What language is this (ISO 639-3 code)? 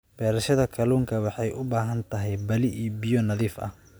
som